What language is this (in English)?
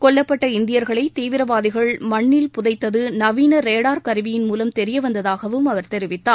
Tamil